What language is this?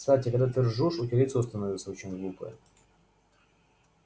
Russian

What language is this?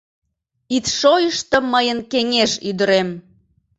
Mari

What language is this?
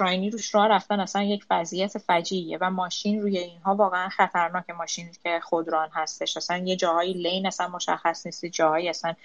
Persian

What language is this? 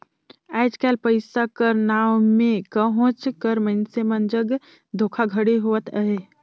Chhattisgarhi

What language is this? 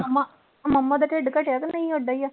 Punjabi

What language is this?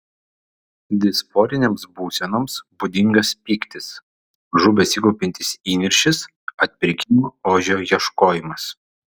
Lithuanian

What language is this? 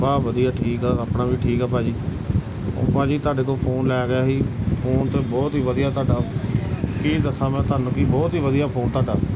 Punjabi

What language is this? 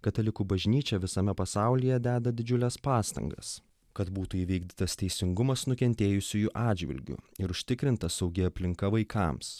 Lithuanian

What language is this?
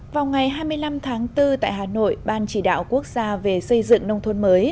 Vietnamese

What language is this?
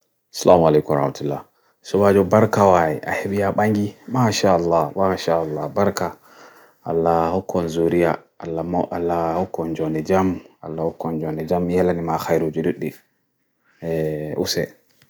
Bagirmi Fulfulde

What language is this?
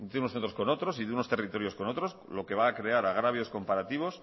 Spanish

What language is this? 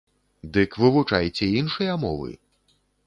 Belarusian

